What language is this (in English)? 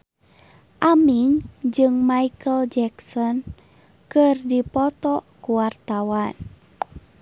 Sundanese